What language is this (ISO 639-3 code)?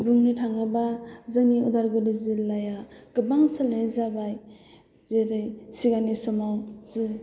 brx